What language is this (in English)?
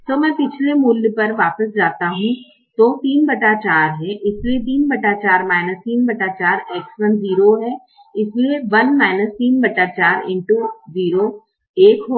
Hindi